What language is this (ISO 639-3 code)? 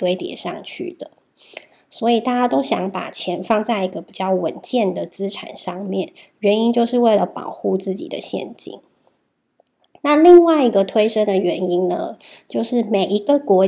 zho